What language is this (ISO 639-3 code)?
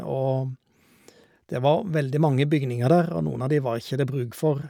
nor